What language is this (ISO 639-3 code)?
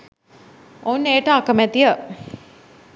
sin